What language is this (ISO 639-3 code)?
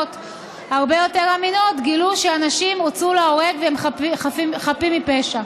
heb